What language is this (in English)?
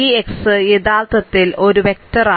Malayalam